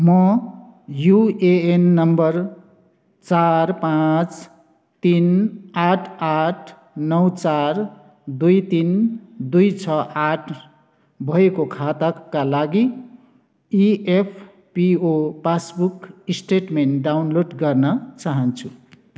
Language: Nepali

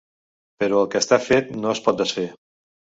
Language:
Catalan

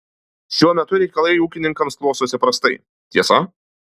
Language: Lithuanian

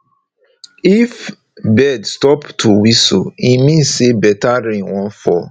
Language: Nigerian Pidgin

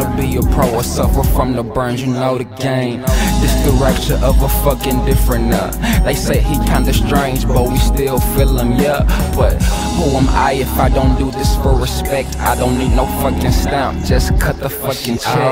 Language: English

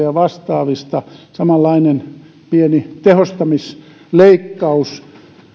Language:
Finnish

